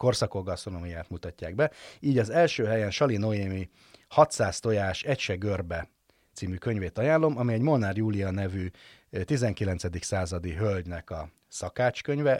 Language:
Hungarian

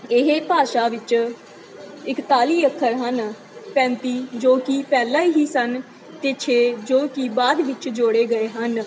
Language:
Punjabi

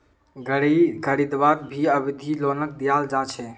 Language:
Magahi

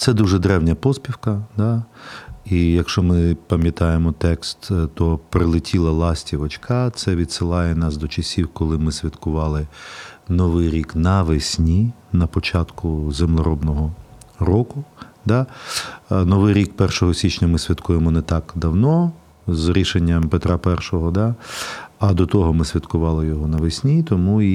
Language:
Ukrainian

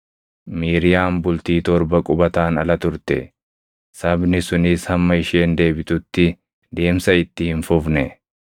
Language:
Oromo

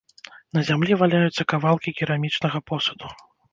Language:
Belarusian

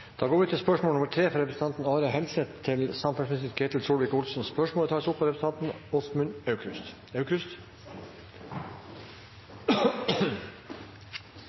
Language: Norwegian Nynorsk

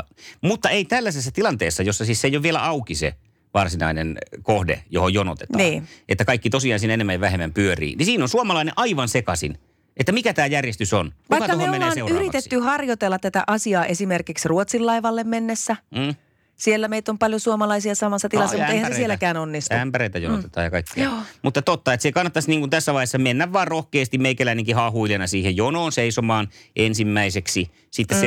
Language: Finnish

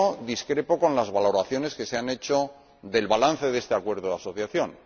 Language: Spanish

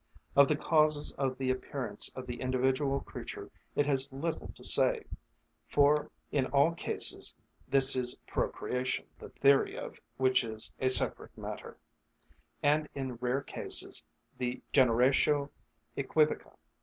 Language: English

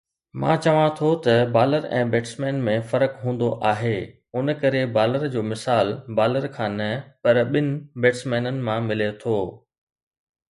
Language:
Sindhi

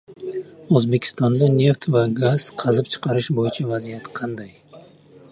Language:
Uzbek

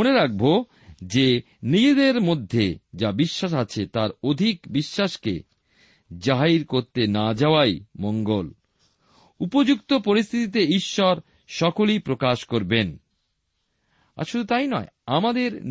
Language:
Bangla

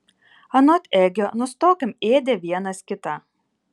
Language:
Lithuanian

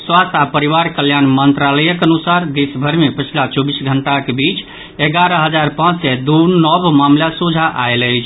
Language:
Maithili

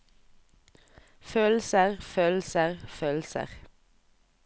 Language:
Norwegian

